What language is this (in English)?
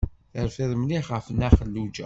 Kabyle